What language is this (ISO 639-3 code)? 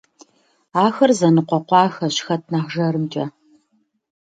kbd